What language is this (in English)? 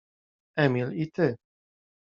Polish